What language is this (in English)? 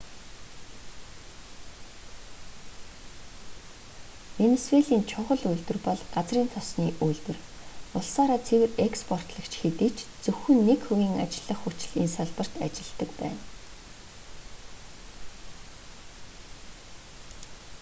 Mongolian